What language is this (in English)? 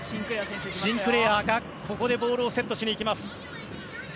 Japanese